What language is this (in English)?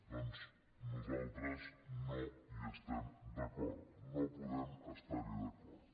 Catalan